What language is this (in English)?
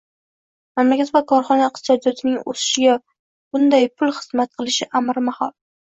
Uzbek